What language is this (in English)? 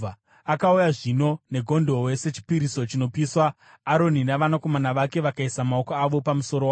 Shona